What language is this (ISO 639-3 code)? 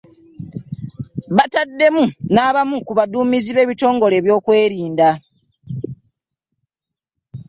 lug